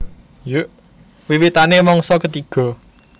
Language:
Javanese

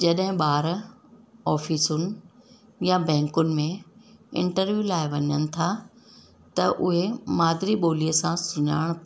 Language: Sindhi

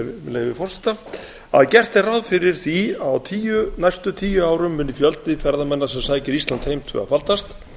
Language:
Icelandic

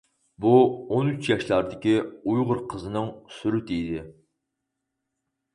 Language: Uyghur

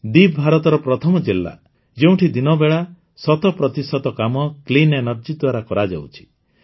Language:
Odia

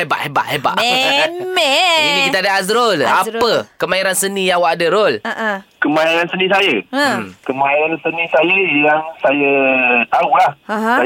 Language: Malay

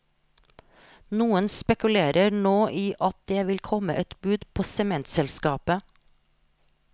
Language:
Norwegian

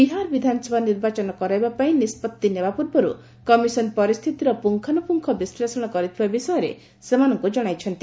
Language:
Odia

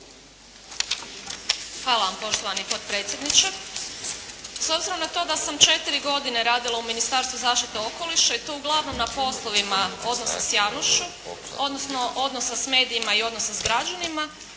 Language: Croatian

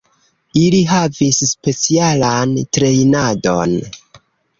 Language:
Esperanto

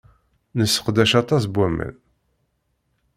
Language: Kabyle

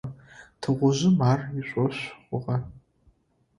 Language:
Adyghe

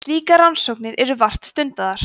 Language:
Icelandic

